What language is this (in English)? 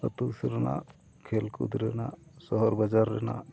Santali